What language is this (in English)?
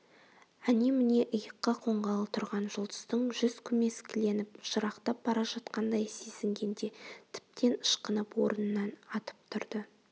Kazakh